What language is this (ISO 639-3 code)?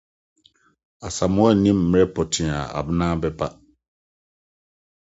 aka